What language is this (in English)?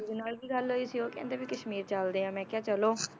Punjabi